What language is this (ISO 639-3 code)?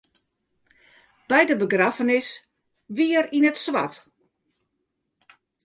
fry